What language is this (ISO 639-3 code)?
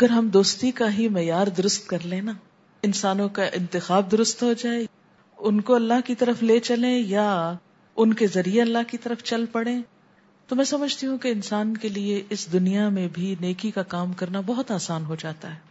urd